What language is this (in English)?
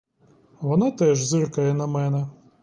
Ukrainian